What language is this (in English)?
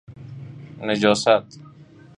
Persian